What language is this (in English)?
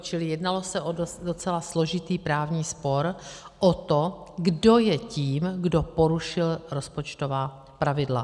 Czech